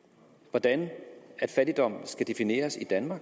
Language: Danish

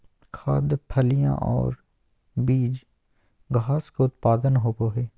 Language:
Magahi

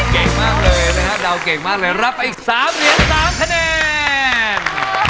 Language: Thai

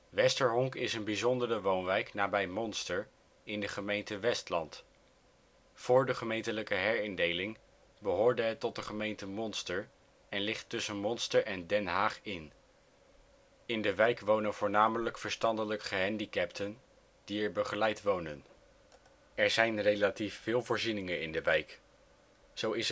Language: Dutch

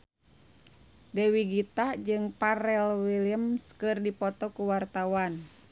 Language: Sundanese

